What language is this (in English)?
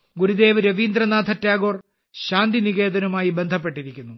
Malayalam